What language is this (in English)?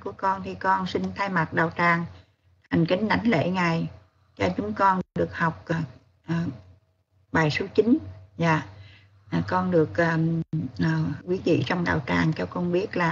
Vietnamese